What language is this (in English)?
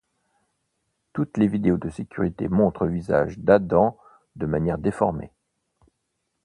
French